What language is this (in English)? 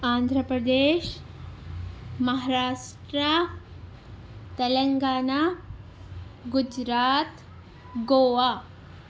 Urdu